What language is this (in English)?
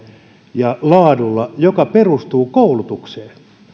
Finnish